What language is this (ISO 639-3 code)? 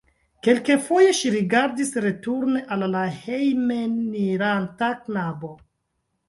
epo